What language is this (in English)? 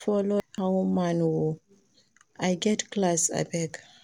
Nigerian Pidgin